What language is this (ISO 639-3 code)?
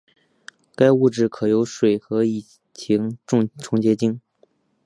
zho